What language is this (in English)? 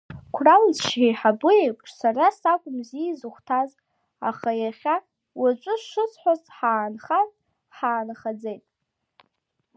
Abkhazian